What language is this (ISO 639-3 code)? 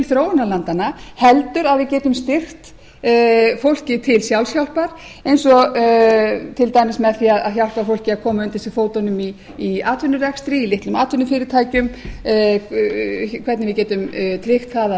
isl